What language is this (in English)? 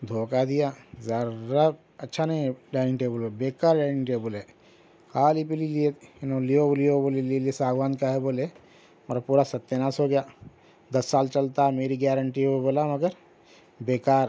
Urdu